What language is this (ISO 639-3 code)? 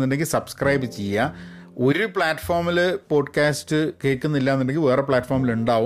mal